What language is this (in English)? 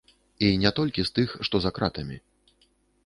Belarusian